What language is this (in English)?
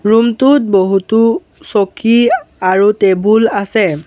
Assamese